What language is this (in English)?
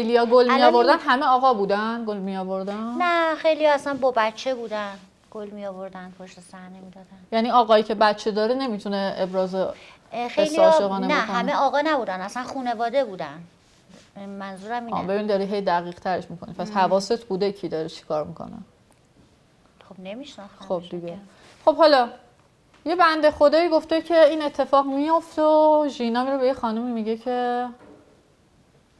Persian